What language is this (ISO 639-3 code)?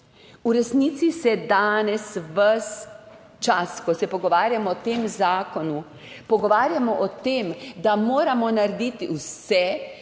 slv